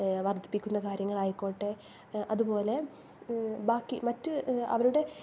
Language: Malayalam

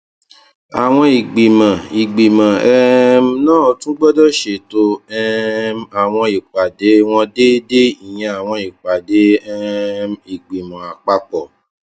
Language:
Yoruba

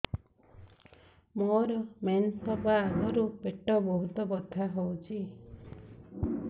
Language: Odia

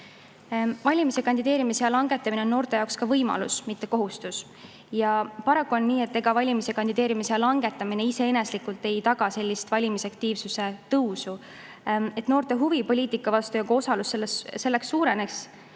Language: Estonian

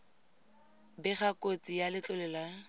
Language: Tswana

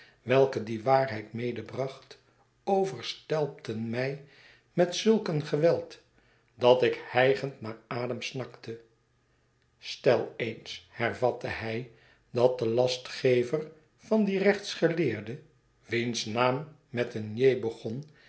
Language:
Dutch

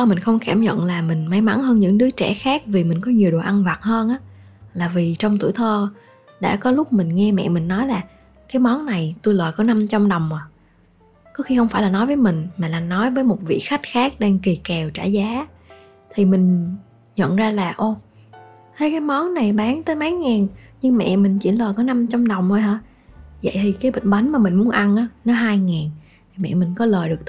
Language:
Vietnamese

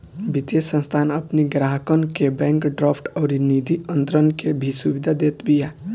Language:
Bhojpuri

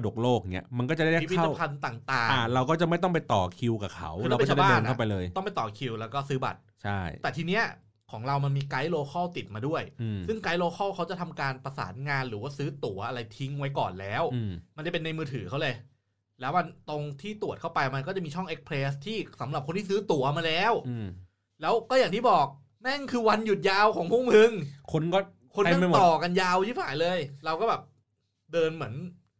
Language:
Thai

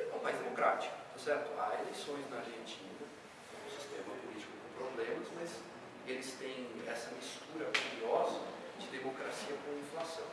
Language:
Portuguese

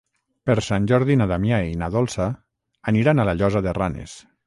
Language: Catalan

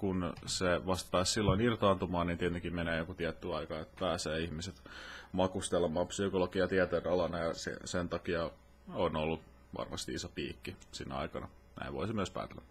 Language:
Finnish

